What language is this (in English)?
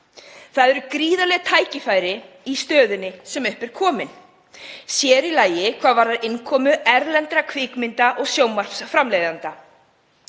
Icelandic